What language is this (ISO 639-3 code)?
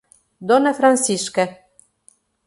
por